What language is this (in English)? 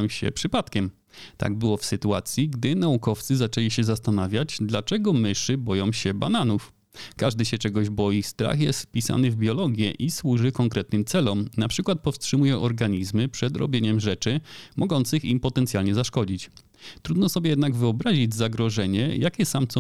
Polish